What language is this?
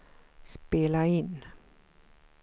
Swedish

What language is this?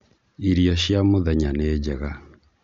Kikuyu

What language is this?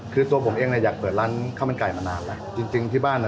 Thai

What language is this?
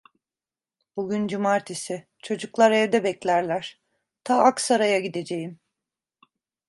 Turkish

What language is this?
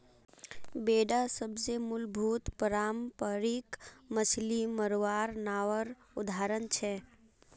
Magahi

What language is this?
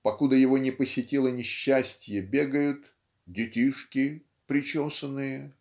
Russian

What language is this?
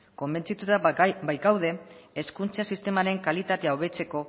Basque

